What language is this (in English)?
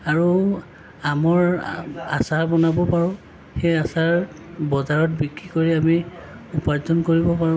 Assamese